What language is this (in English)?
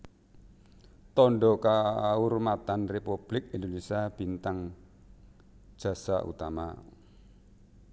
Javanese